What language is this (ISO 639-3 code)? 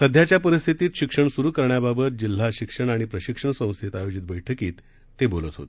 mar